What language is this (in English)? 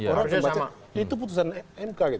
Indonesian